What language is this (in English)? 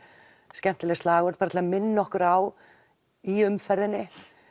Icelandic